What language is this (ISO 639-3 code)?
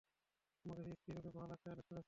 ben